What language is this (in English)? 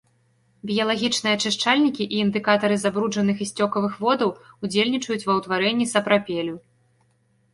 Belarusian